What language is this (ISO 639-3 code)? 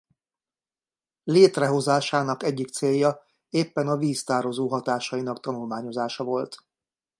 hun